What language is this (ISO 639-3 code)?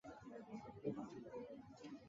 zho